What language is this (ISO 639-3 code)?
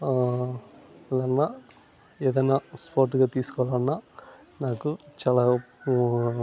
tel